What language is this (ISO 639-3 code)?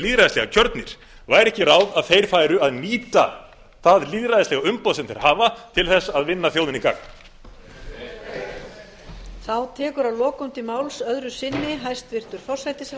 isl